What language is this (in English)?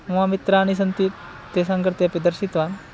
Sanskrit